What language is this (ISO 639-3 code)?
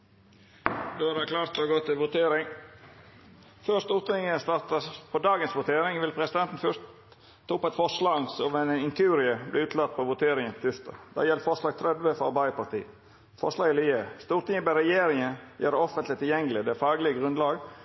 nno